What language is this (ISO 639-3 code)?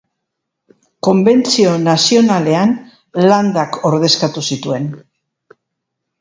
eus